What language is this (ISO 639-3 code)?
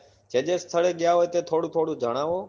guj